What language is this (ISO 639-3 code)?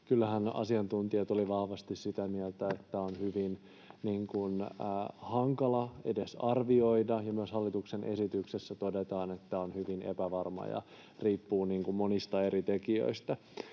fin